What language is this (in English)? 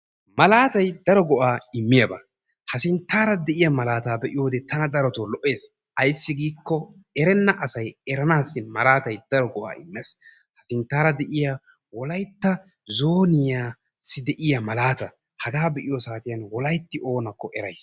Wolaytta